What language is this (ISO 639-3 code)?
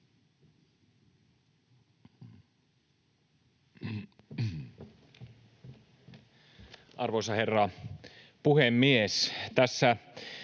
fin